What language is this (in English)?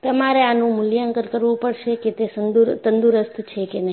Gujarati